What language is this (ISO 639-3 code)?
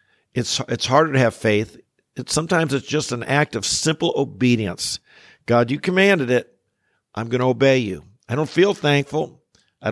eng